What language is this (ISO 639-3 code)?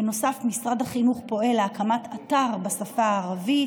heb